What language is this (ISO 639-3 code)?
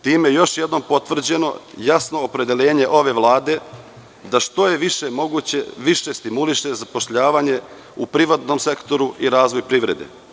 srp